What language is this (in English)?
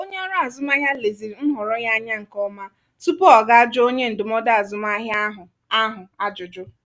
Igbo